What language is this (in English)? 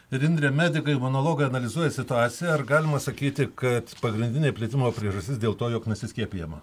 Lithuanian